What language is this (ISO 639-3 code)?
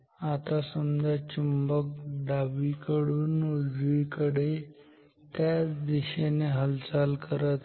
mar